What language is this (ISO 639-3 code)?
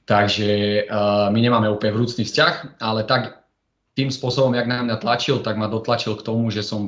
slk